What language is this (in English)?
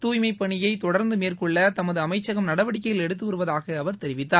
Tamil